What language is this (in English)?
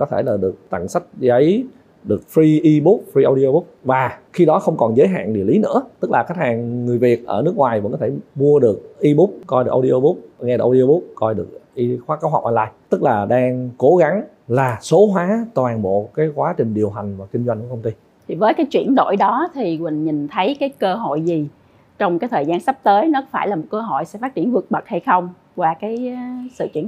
Vietnamese